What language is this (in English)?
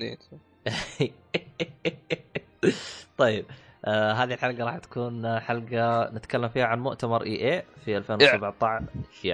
Arabic